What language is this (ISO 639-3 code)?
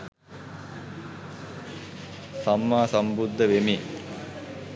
sin